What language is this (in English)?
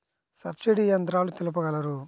Telugu